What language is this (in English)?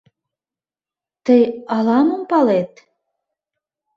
Mari